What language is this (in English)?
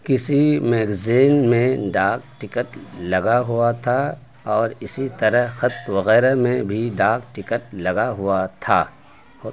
Urdu